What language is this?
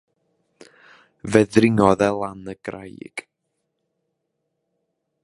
Welsh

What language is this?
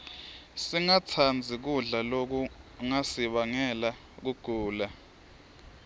Swati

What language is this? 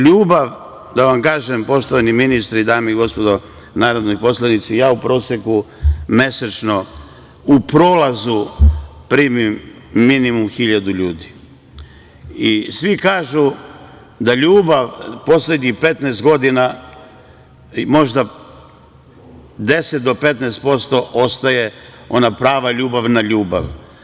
Serbian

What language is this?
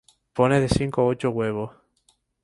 Spanish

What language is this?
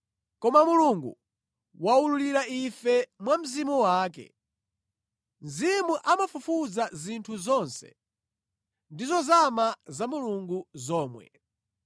Nyanja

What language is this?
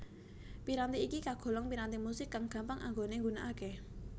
Javanese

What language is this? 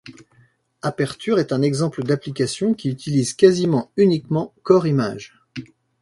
French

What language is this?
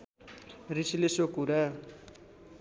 Nepali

